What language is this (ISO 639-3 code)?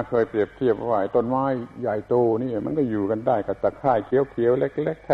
tha